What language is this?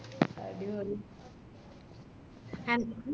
Malayalam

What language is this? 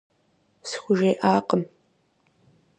Kabardian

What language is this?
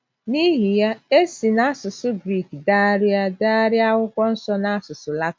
Igbo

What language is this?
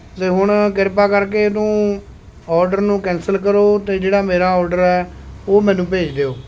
Punjabi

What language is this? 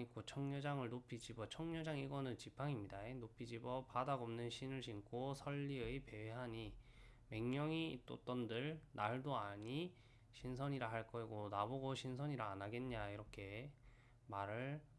Korean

